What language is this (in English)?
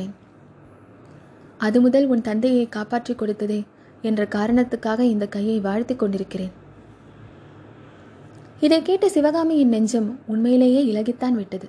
Tamil